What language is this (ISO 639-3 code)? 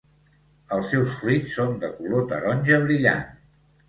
cat